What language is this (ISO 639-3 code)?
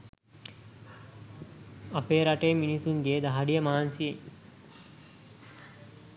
sin